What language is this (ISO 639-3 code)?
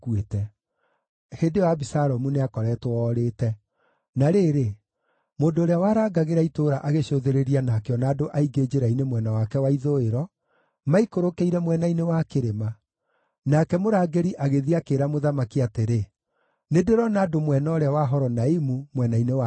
kik